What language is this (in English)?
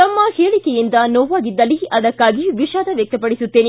Kannada